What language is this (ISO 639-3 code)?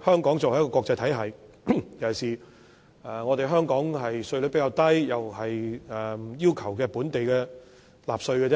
yue